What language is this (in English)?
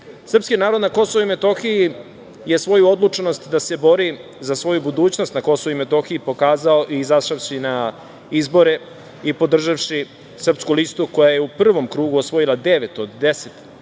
Serbian